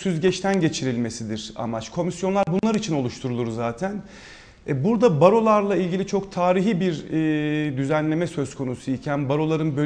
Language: Turkish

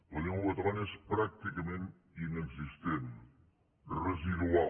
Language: Catalan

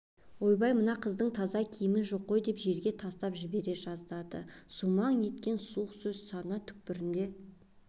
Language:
Kazakh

